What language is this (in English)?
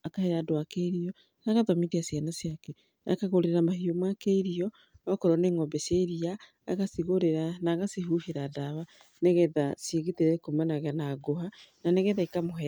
Kikuyu